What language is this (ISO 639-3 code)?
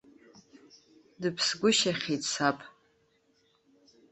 abk